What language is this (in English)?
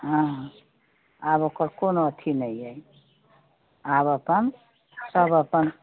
Maithili